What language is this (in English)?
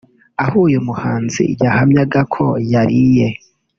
Kinyarwanda